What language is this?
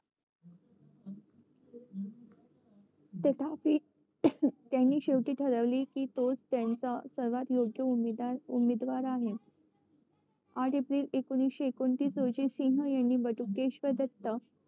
Marathi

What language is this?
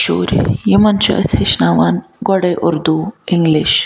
Kashmiri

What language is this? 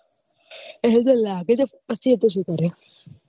Gujarati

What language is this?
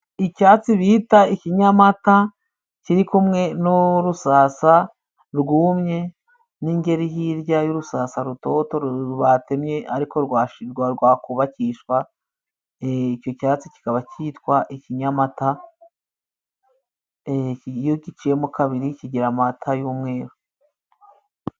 Kinyarwanda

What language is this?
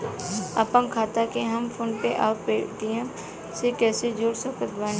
Bhojpuri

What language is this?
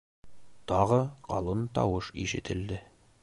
Bashkir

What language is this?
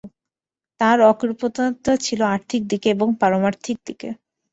Bangla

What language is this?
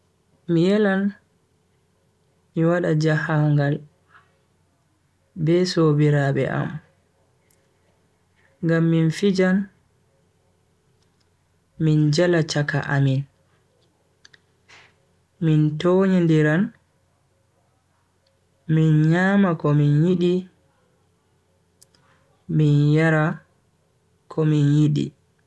Bagirmi Fulfulde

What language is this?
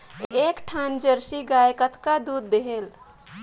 Chhattisgarhi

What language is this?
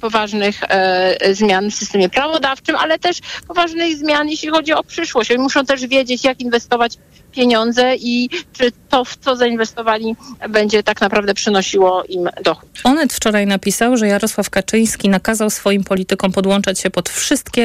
Polish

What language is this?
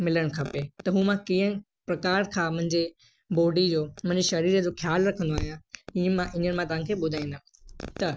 Sindhi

